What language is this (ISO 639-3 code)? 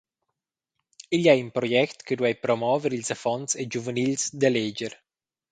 roh